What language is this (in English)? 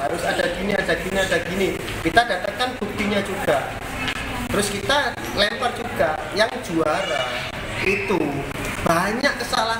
Indonesian